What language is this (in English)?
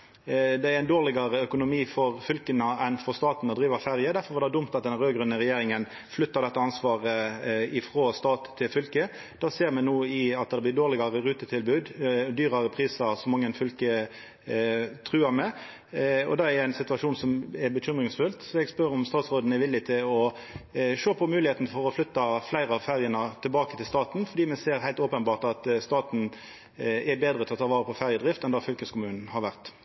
Norwegian Nynorsk